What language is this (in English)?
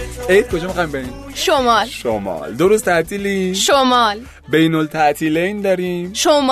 Persian